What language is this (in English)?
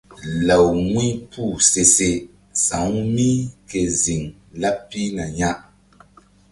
Mbum